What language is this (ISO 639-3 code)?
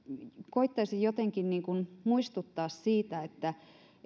fin